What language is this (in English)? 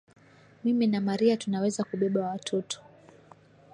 Swahili